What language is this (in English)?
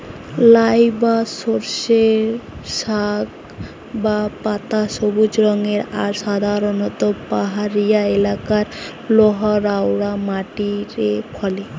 Bangla